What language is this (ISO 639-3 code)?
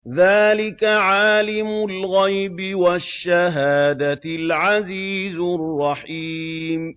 ara